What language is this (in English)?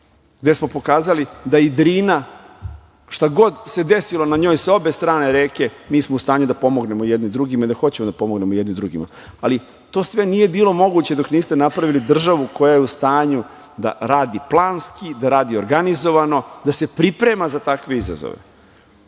Serbian